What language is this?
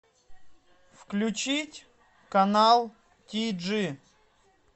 Russian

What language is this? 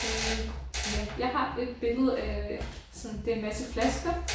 Danish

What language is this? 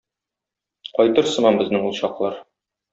Tatar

